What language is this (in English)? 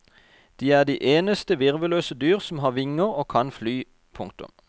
Norwegian